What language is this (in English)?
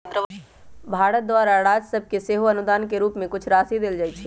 Magahi